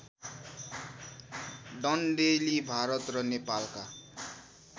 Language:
Nepali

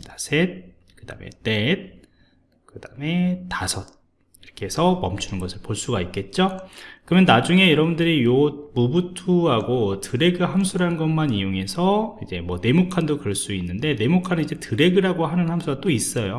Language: Korean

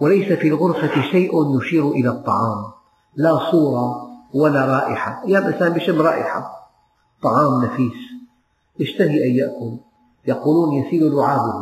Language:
Arabic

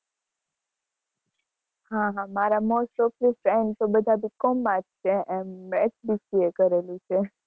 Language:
Gujarati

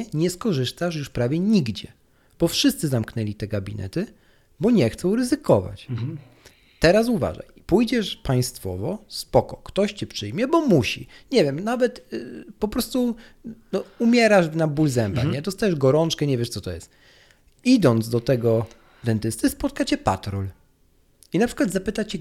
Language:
Polish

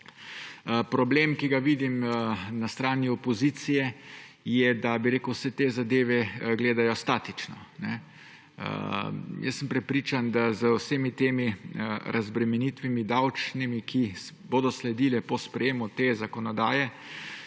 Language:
Slovenian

